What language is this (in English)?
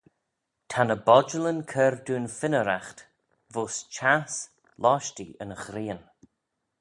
Manx